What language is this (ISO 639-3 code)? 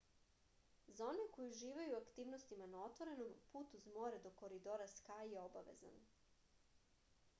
srp